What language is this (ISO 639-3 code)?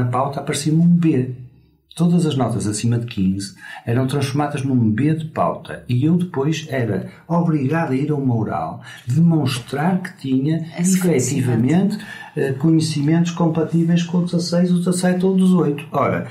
por